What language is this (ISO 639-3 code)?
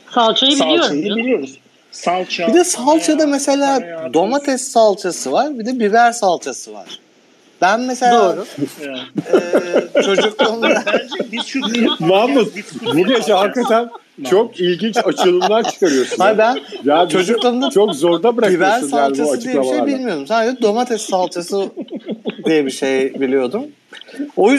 tur